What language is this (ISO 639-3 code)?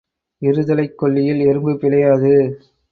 tam